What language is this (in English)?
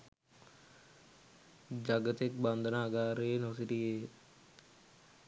Sinhala